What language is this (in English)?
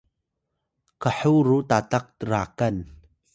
Atayal